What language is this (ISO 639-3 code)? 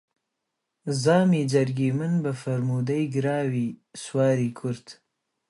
ckb